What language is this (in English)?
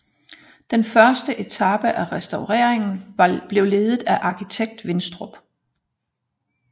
Danish